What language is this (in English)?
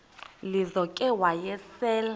Xhosa